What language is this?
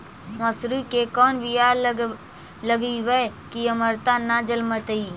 Magahi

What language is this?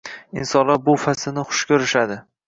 Uzbek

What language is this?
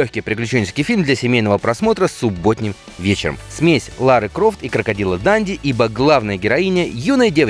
Russian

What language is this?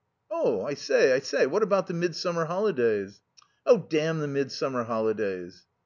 English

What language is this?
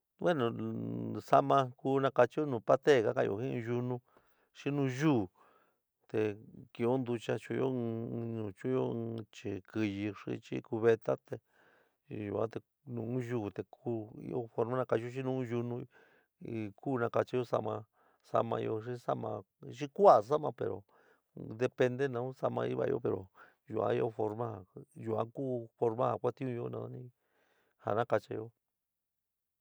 San Miguel El Grande Mixtec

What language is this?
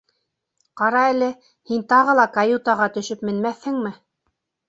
Bashkir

